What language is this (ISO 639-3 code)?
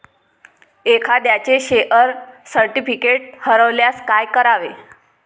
mar